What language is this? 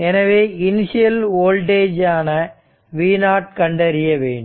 Tamil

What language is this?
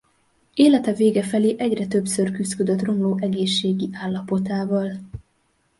Hungarian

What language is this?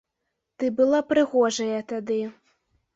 Belarusian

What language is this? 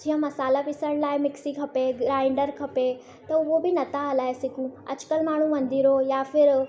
Sindhi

